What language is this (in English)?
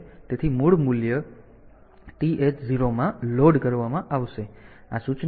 Gujarati